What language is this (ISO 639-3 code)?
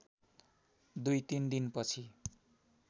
nep